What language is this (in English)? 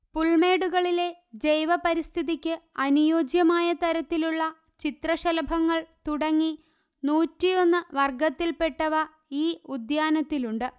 Malayalam